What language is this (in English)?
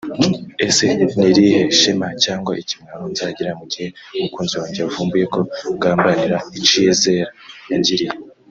Kinyarwanda